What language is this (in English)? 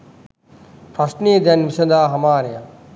Sinhala